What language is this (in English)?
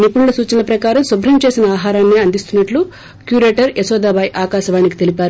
Telugu